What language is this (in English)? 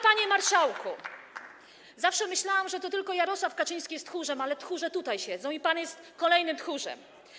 Polish